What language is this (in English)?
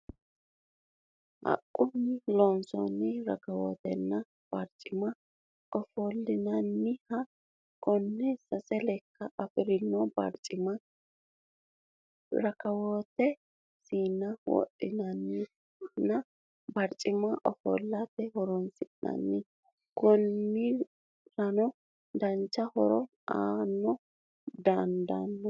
Sidamo